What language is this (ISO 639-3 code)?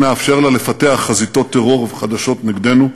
heb